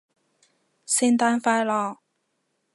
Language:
Cantonese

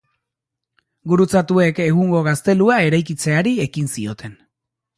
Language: Basque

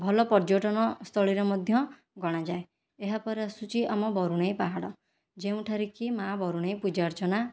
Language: Odia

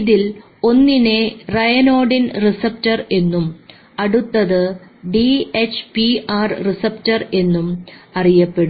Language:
Malayalam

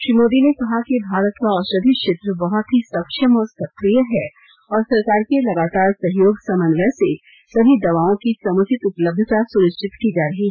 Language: Hindi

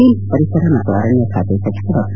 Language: Kannada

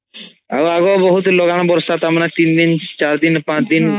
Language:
Odia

